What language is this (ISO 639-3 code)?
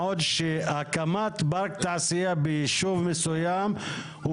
heb